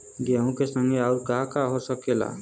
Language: Bhojpuri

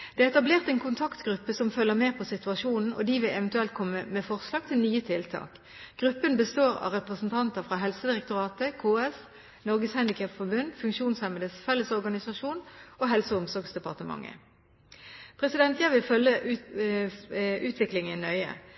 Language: Norwegian Bokmål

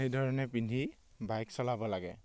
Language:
Assamese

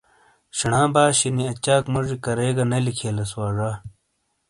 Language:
Shina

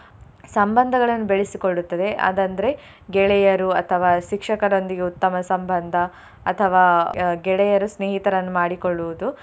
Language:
Kannada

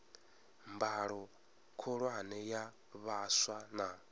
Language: Venda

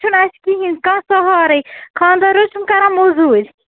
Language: Kashmiri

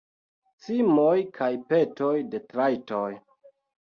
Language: Esperanto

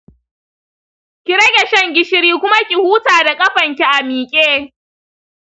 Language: Hausa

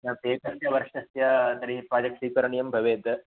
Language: Sanskrit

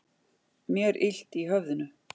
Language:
Icelandic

